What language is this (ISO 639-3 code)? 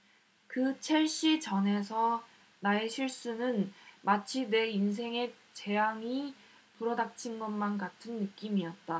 kor